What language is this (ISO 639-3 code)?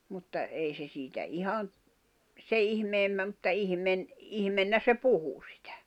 fin